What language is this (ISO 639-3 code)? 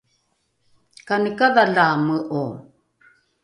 dru